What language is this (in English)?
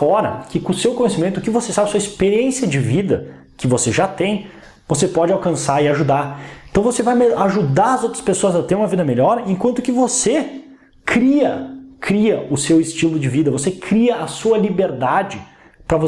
Portuguese